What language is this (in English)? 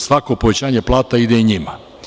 Serbian